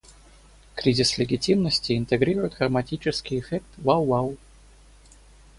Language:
Russian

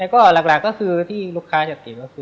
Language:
Thai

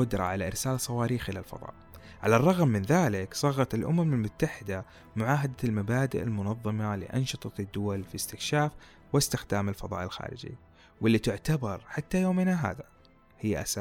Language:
Arabic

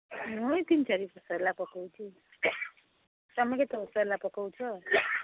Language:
Odia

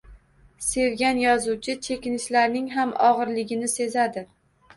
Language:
Uzbek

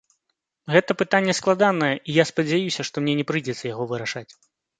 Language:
Belarusian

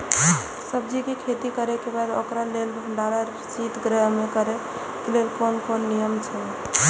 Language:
Maithili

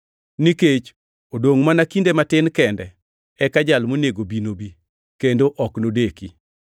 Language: Luo (Kenya and Tanzania)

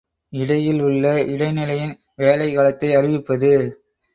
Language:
Tamil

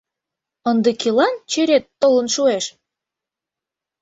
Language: Mari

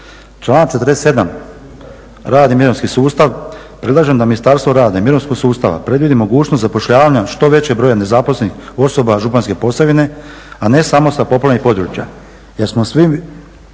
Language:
Croatian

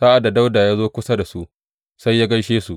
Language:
Hausa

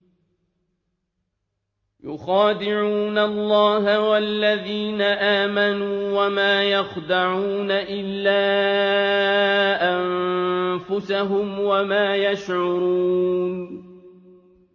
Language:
Arabic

